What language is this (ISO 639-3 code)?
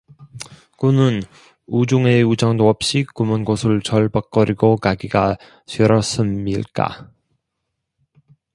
kor